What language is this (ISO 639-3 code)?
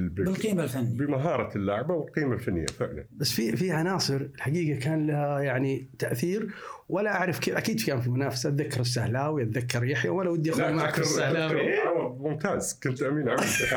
ara